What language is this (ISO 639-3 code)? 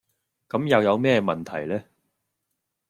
yue